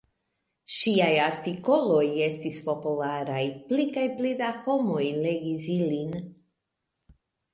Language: Esperanto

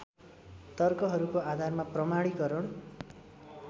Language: Nepali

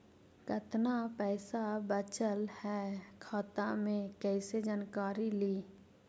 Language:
Magahi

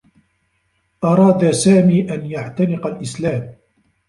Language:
Arabic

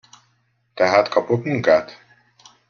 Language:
Hungarian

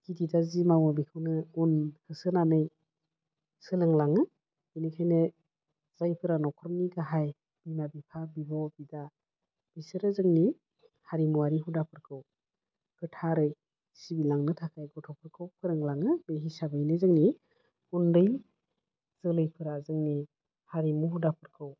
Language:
Bodo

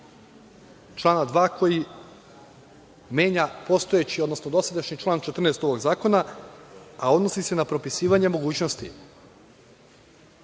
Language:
Serbian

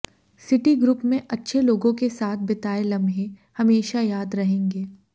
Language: Hindi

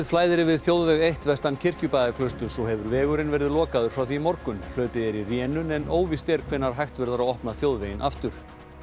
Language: Icelandic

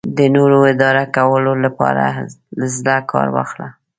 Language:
Pashto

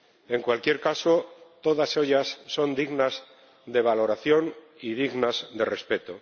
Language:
Spanish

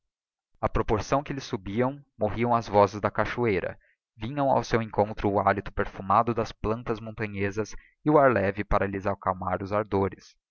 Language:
Portuguese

